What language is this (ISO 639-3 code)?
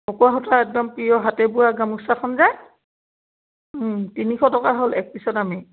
asm